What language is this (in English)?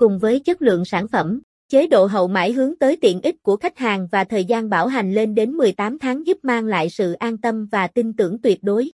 Vietnamese